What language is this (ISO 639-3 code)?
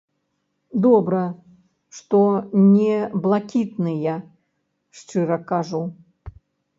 bel